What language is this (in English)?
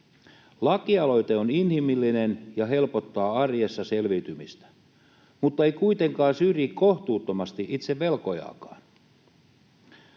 Finnish